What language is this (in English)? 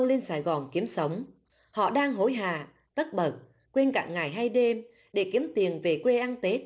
Vietnamese